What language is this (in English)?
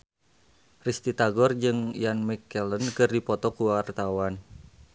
Sundanese